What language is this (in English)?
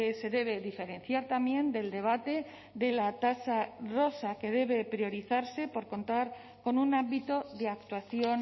Spanish